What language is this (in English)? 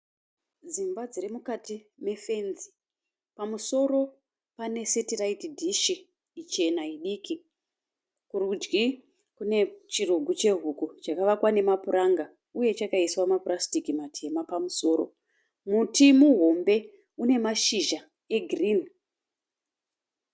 Shona